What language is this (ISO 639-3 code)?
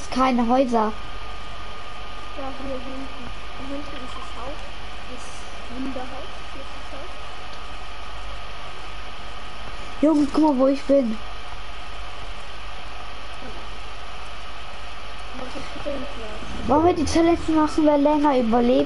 deu